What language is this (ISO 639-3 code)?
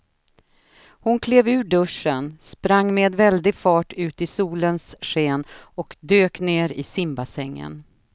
swe